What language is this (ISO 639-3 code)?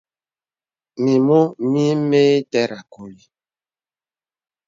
beb